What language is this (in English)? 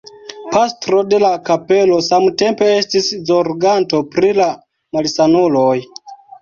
Esperanto